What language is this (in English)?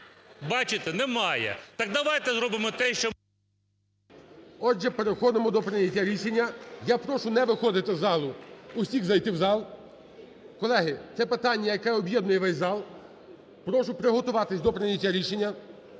Ukrainian